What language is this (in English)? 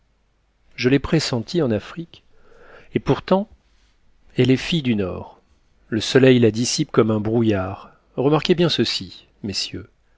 French